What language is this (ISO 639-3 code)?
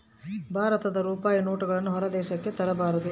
kan